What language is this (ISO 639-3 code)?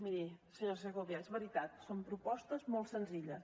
cat